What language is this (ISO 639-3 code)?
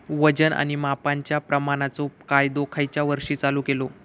mar